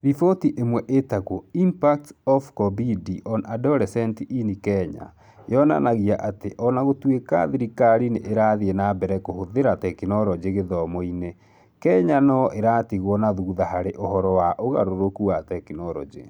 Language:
Kikuyu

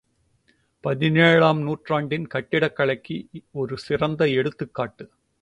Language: Tamil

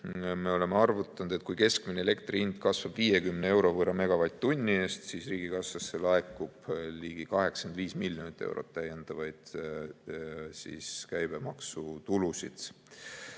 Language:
Estonian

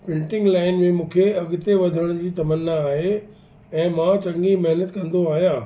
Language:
Sindhi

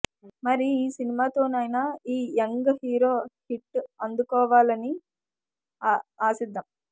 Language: Telugu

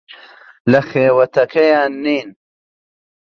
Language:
Central Kurdish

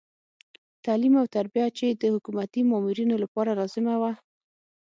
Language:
Pashto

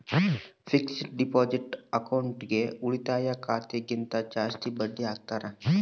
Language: Kannada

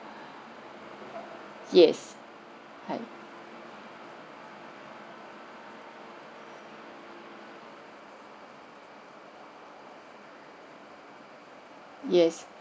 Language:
English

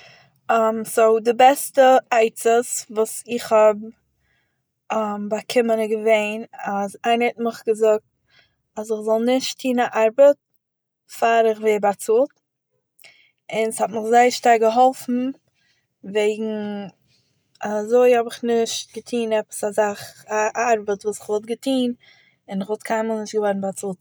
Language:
Yiddish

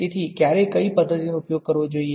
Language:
Gujarati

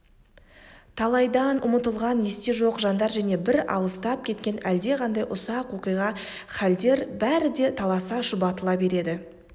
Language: Kazakh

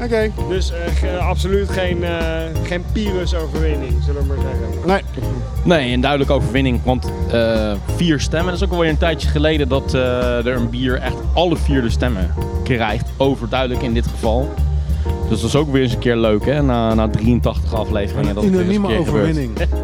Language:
Dutch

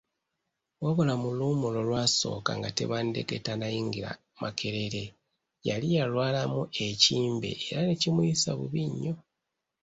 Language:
Ganda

